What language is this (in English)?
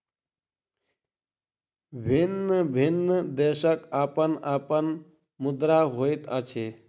Maithili